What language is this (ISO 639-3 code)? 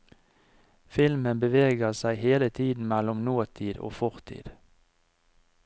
nor